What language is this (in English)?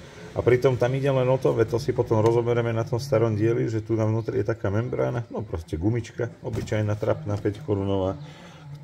Slovak